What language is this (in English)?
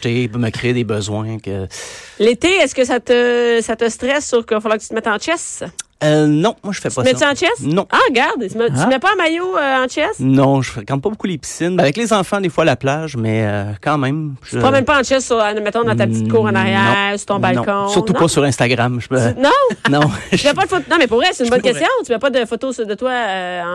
French